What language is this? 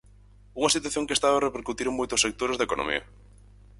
Galician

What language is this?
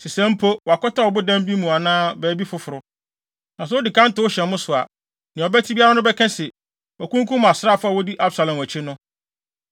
Akan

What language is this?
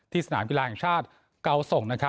Thai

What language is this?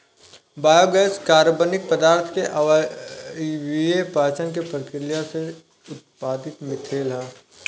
Bhojpuri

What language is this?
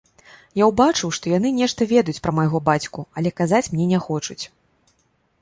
Belarusian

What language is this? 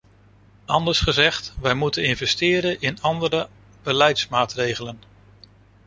Dutch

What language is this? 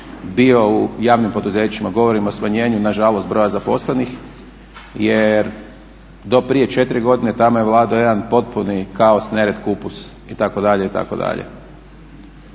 Croatian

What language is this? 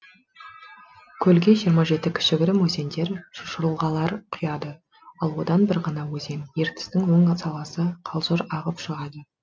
Kazakh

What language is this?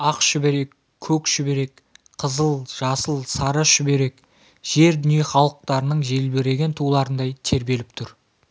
Kazakh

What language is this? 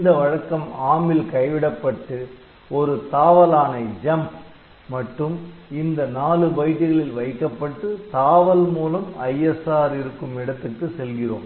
Tamil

